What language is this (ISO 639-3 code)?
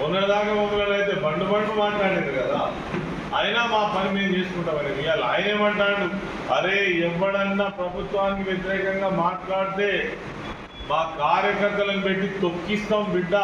tel